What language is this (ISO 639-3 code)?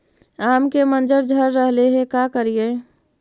mag